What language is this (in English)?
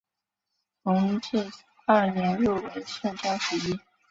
Chinese